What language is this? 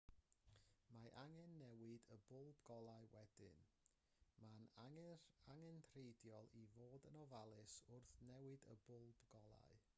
Welsh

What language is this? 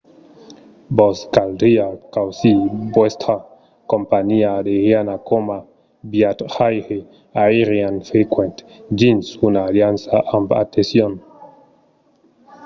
Occitan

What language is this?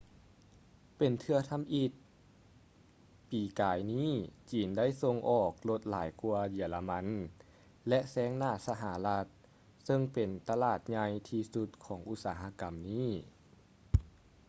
Lao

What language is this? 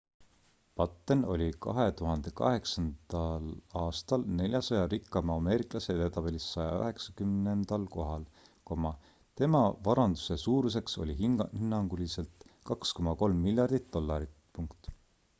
Estonian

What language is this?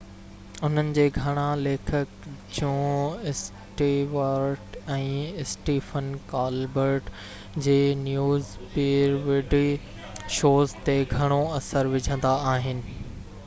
Sindhi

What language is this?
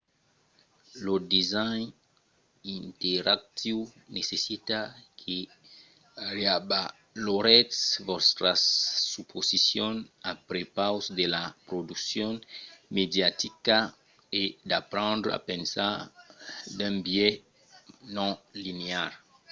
Occitan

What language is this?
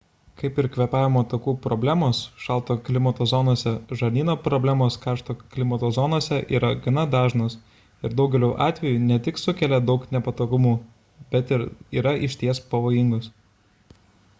Lithuanian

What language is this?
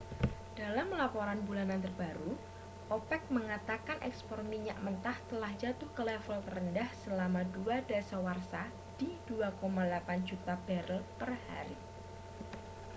Indonesian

